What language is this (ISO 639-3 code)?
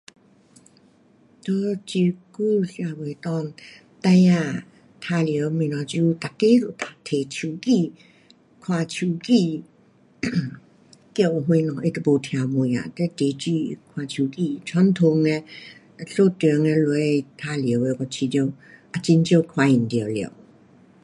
cpx